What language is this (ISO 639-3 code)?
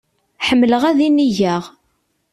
kab